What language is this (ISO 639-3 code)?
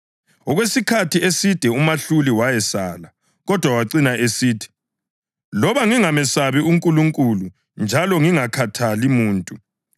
nde